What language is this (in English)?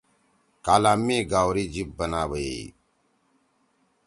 Torwali